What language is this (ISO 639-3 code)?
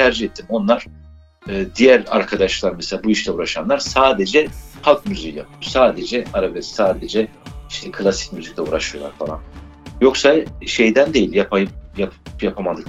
tur